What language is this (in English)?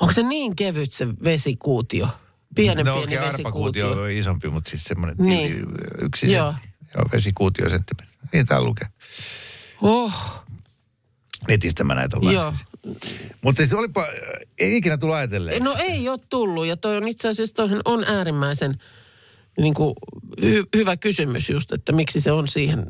Finnish